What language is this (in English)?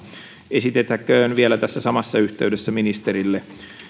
Finnish